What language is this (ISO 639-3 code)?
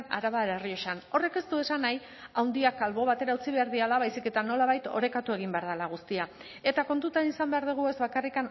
eus